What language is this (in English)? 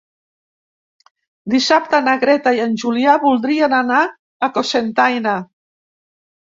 Catalan